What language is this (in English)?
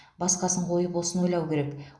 Kazakh